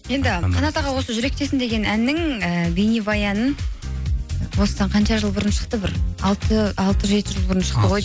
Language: Kazakh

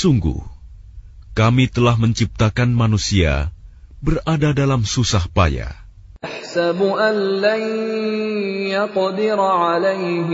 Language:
Arabic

